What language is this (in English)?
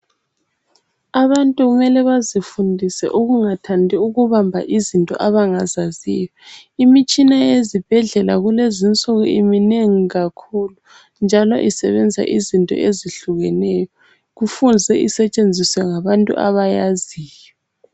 North Ndebele